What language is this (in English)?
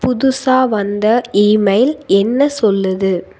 Tamil